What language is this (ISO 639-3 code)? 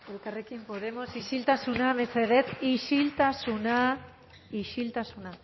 eus